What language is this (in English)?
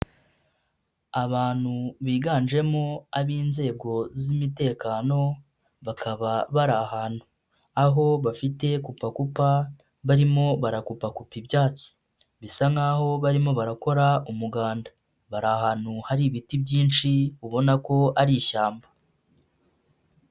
Kinyarwanda